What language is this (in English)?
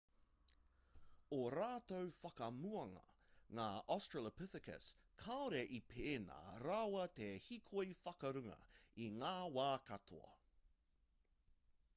Māori